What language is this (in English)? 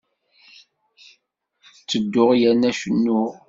Kabyle